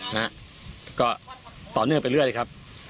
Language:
Thai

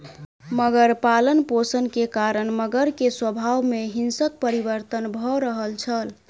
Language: Maithili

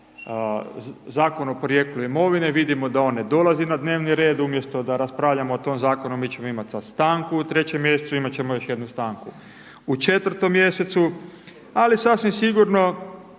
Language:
Croatian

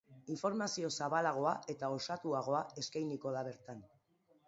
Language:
Basque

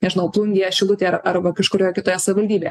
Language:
Lithuanian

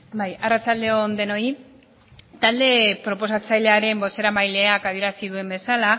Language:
Basque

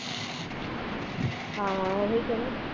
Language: Punjabi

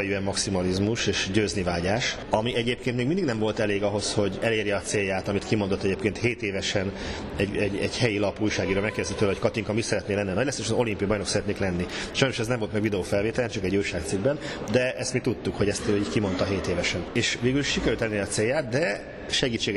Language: Hungarian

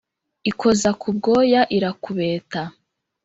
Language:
Kinyarwanda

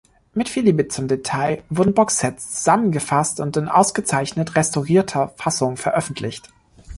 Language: German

